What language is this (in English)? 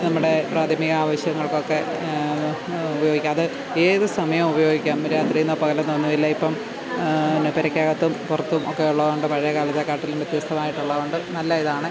Malayalam